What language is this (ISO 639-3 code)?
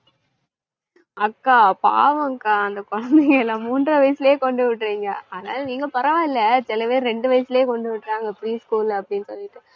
tam